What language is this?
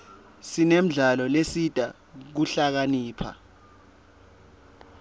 Swati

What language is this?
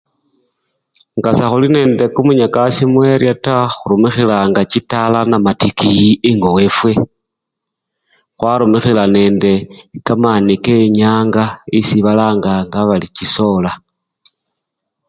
Luyia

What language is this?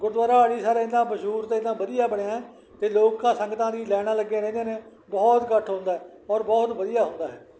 Punjabi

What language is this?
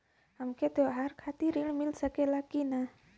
Bhojpuri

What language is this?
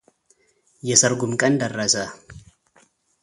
Amharic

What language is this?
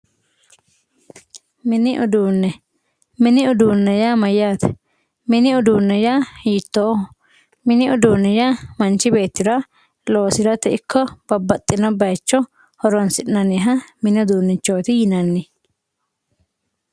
Sidamo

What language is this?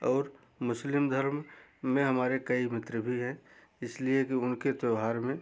Hindi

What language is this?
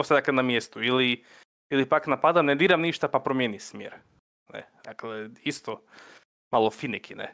Croatian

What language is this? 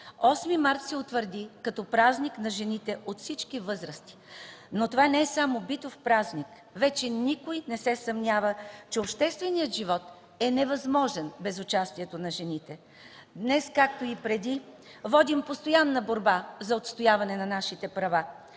Bulgarian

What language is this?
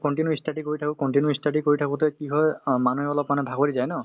Assamese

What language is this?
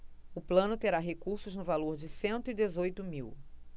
Portuguese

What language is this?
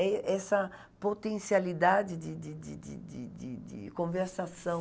Portuguese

